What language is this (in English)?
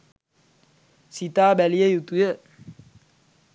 Sinhala